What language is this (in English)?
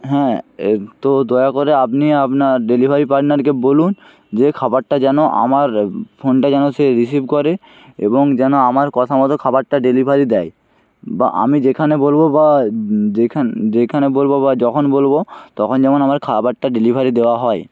Bangla